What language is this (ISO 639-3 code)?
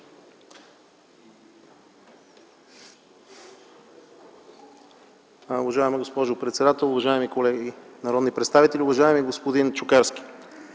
bul